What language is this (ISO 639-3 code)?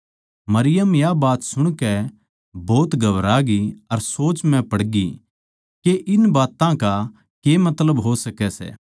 bgc